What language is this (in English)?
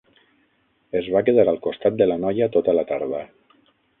Catalan